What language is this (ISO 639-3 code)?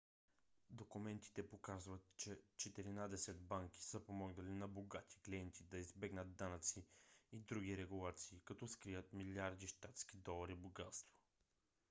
bul